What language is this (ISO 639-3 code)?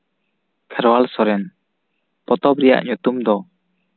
sat